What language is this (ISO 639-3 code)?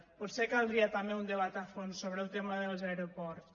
cat